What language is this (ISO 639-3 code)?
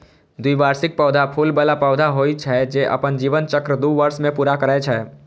mai